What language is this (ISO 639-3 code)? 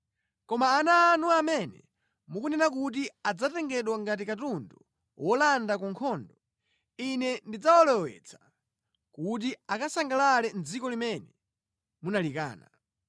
nya